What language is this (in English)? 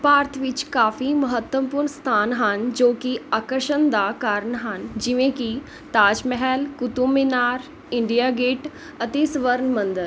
Punjabi